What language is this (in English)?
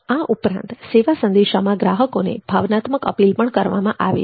Gujarati